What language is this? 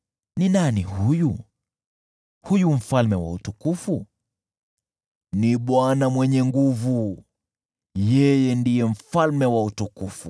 Swahili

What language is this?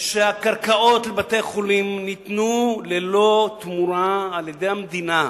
Hebrew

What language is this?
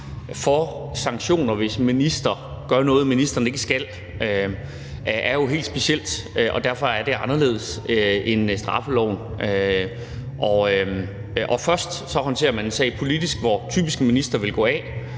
Danish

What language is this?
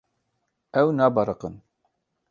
Kurdish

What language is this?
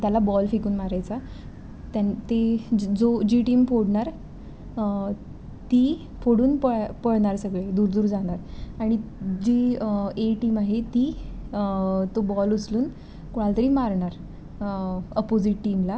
Marathi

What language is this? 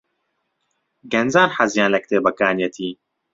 Central Kurdish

